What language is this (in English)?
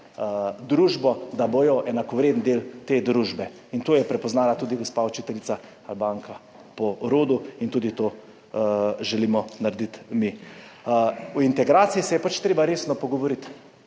Slovenian